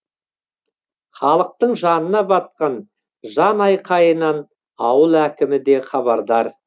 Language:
Kazakh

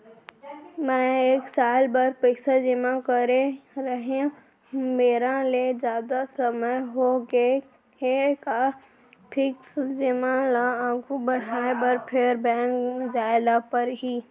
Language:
Chhattisgarhi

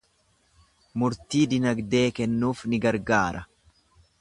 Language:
Oromo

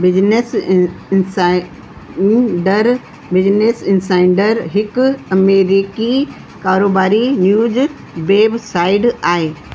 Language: Sindhi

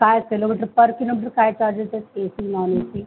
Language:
Marathi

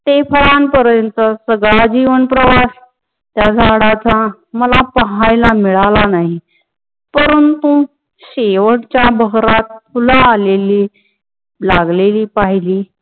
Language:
Marathi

